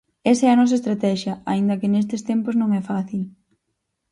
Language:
Galician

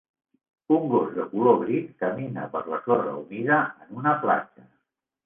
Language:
Catalan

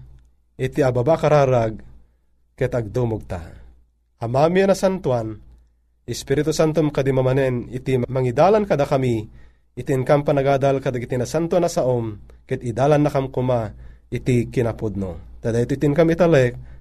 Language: Filipino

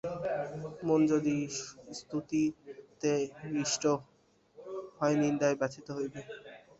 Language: Bangla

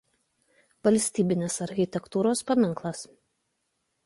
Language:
Lithuanian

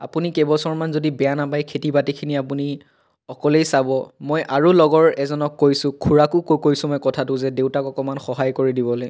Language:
Assamese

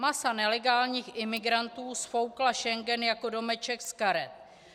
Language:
Czech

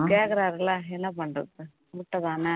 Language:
Tamil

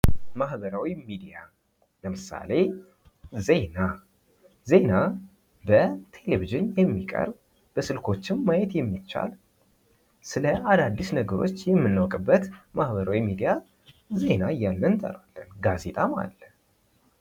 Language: Amharic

